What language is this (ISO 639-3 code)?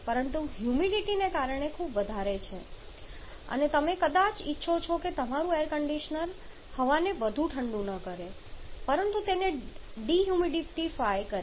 guj